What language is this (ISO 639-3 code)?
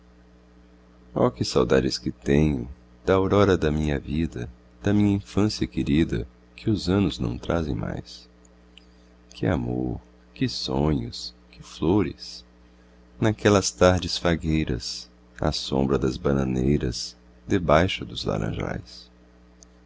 por